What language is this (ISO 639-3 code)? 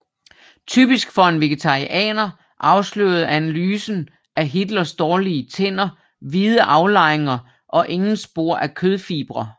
dan